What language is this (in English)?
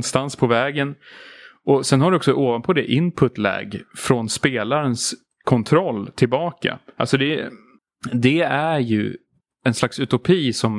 Swedish